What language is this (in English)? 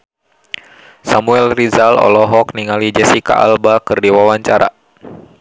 Sundanese